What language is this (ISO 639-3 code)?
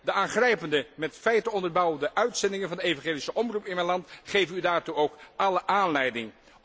nld